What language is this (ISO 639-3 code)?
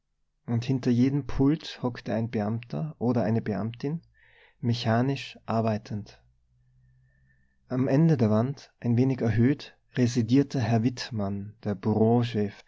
deu